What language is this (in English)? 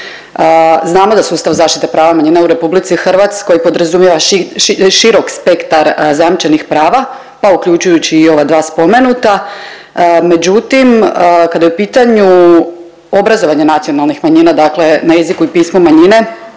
Croatian